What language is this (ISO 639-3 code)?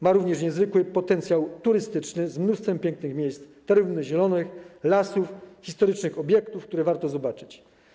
pol